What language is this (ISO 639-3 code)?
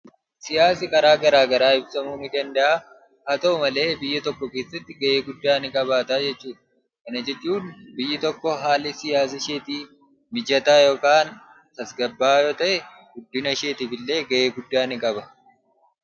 orm